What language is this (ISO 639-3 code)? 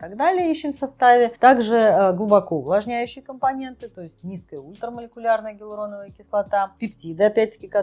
rus